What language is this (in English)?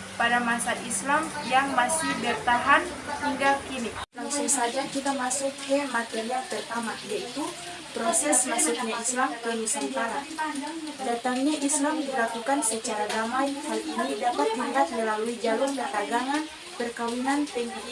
Indonesian